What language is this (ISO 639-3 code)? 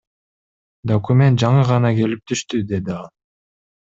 kir